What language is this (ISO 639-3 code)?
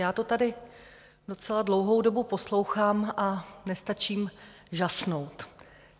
ces